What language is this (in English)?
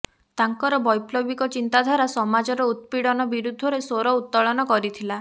Odia